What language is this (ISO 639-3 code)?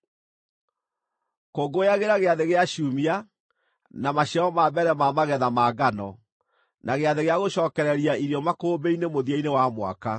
kik